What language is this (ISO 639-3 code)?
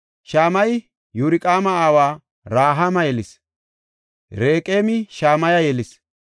gof